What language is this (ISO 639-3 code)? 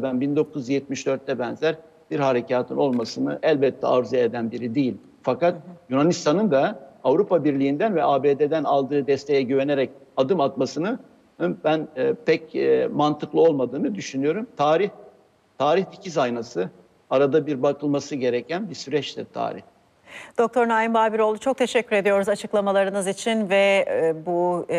tur